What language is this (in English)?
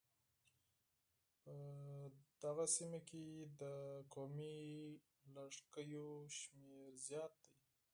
Pashto